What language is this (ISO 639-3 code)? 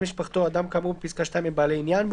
heb